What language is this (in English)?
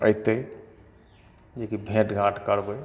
Maithili